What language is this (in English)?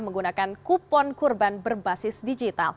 Indonesian